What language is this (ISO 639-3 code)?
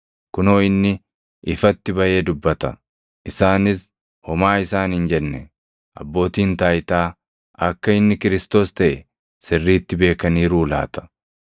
orm